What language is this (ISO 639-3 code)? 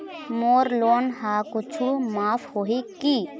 hne